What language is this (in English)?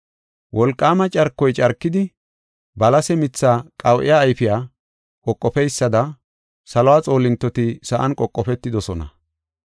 Gofa